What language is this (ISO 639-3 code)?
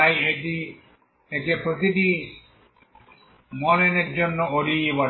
ben